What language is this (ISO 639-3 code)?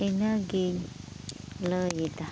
sat